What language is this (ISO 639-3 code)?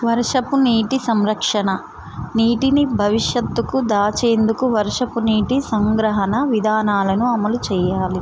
tel